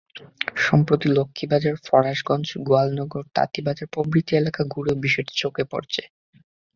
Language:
Bangla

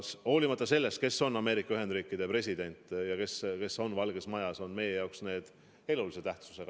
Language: Estonian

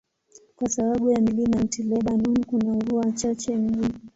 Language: Swahili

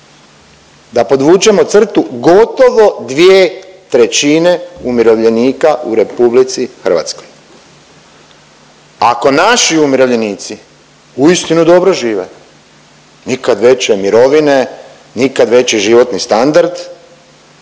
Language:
Croatian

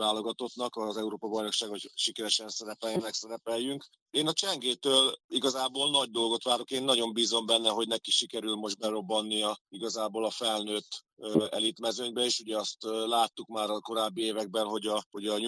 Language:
Hungarian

